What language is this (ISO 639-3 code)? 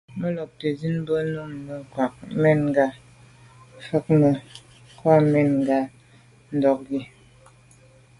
byv